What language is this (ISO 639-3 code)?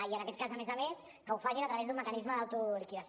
cat